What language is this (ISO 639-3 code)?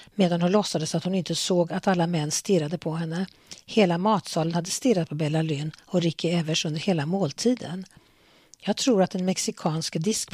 swe